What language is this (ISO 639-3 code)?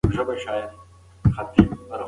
pus